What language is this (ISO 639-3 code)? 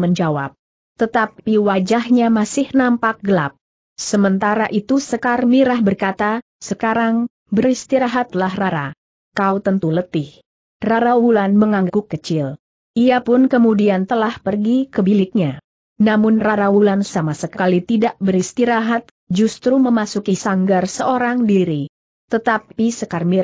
ind